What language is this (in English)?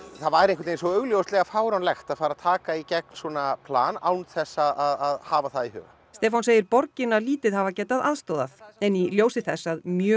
Icelandic